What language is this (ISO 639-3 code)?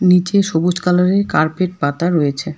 ben